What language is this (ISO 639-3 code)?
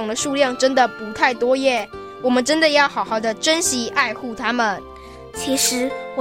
zho